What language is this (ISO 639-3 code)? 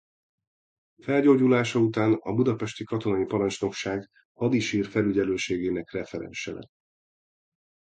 hun